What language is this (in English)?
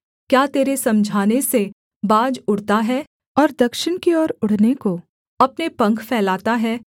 Hindi